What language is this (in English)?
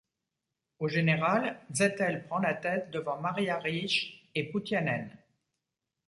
French